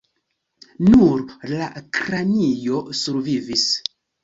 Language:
Esperanto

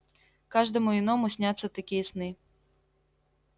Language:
Russian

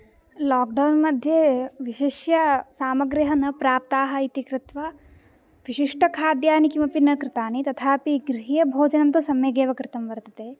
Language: Sanskrit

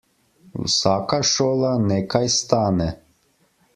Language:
Slovenian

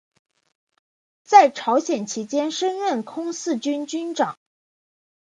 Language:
Chinese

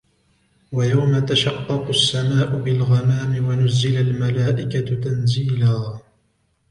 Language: Arabic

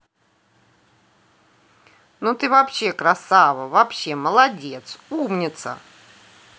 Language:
Russian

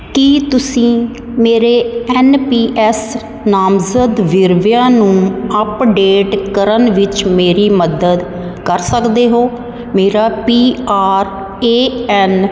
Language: Punjabi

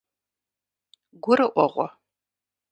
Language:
Kabardian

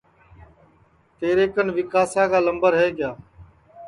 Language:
Sansi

